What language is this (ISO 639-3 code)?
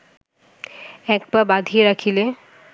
ben